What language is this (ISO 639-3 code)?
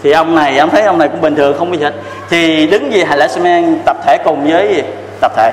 vie